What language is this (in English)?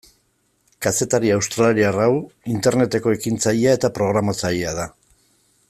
Basque